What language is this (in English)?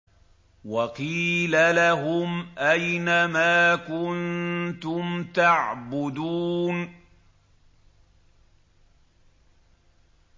Arabic